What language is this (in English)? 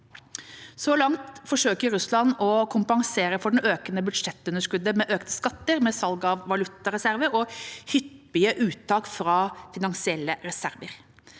Norwegian